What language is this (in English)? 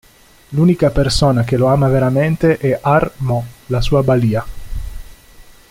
Italian